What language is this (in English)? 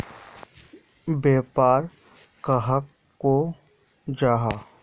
Magahi